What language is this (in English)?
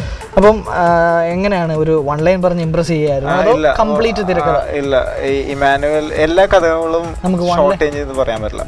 Malayalam